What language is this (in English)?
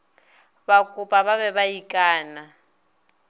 Northern Sotho